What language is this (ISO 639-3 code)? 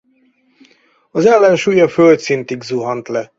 hun